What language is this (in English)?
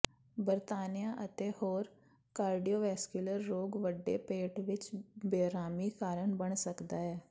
Punjabi